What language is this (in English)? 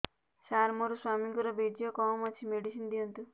Odia